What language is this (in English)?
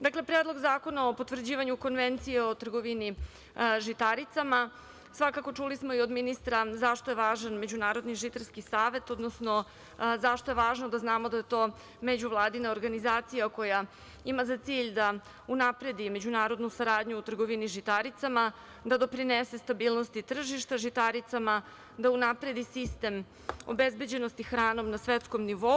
Serbian